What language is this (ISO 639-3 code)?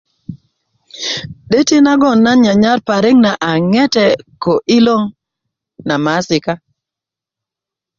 ukv